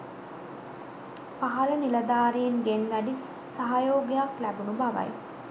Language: Sinhala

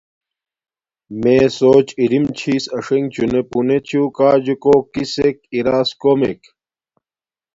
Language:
Domaaki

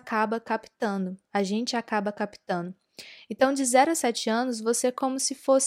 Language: Portuguese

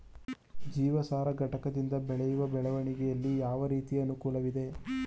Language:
Kannada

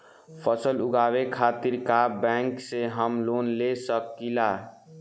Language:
Bhojpuri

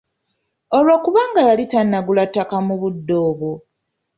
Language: Ganda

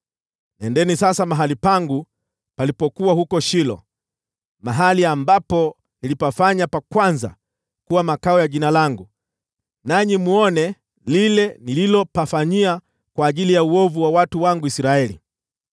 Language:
Swahili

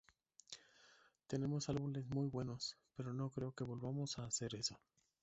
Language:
Spanish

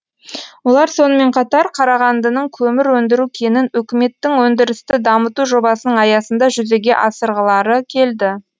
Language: Kazakh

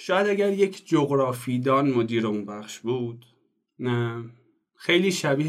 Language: Persian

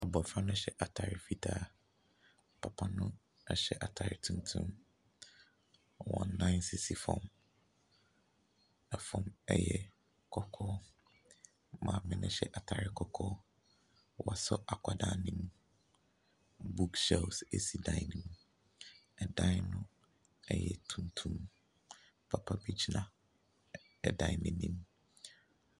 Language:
Akan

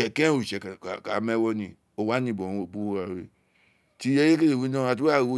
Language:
Isekiri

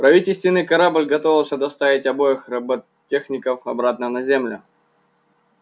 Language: Russian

